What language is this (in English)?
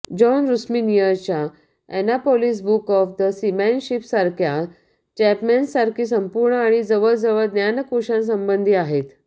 Marathi